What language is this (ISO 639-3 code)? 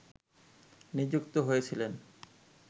ben